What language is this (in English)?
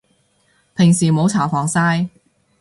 Cantonese